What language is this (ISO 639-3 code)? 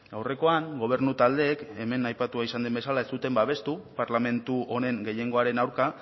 eus